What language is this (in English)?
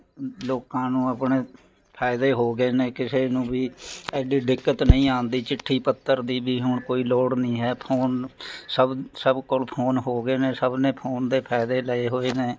Punjabi